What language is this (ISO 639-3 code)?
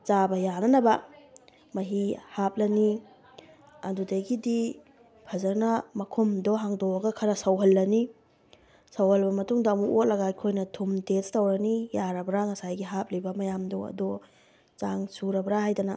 mni